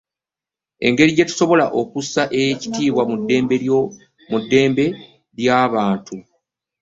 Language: Ganda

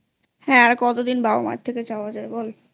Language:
Bangla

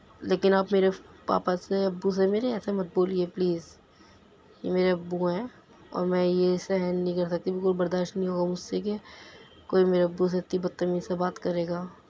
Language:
Urdu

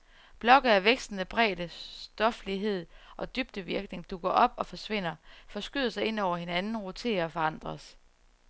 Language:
Danish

